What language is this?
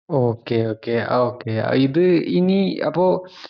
Malayalam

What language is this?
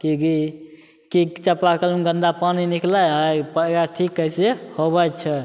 Maithili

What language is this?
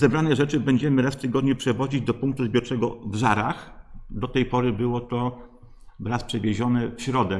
Polish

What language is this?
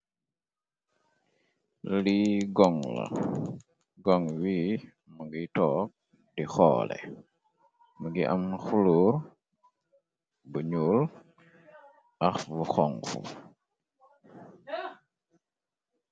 Wolof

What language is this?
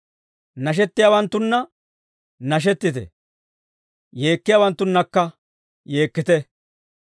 Dawro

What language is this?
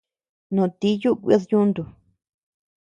Tepeuxila Cuicatec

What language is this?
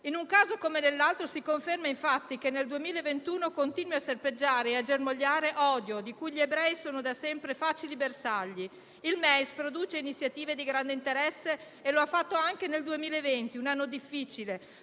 Italian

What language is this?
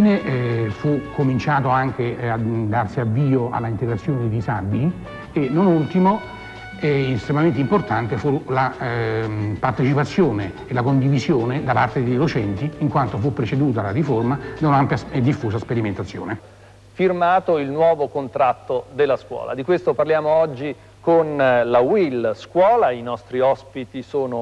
Italian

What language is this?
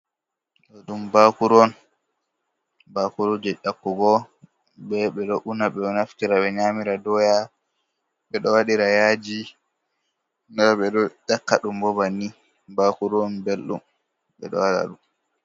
Fula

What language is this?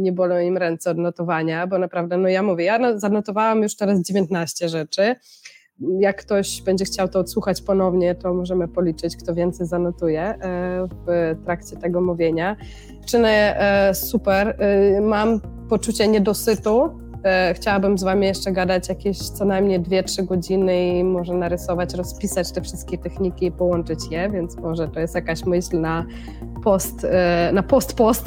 Polish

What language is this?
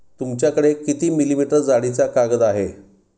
Marathi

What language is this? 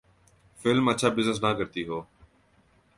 Urdu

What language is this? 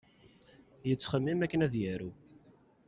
Kabyle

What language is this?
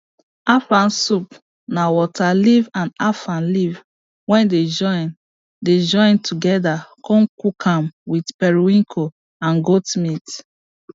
Nigerian Pidgin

